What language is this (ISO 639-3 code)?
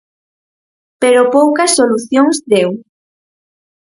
glg